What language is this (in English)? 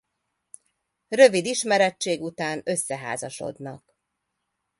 Hungarian